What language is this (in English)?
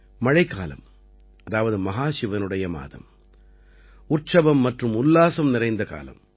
Tamil